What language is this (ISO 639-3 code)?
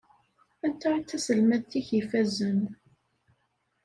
kab